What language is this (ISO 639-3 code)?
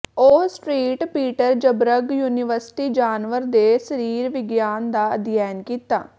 pan